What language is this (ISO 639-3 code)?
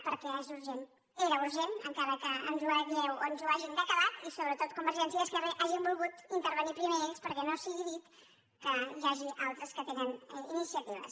cat